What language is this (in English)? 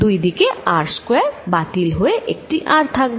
Bangla